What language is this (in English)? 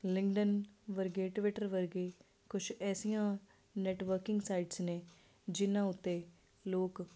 Punjabi